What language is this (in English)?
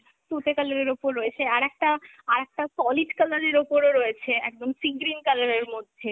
Bangla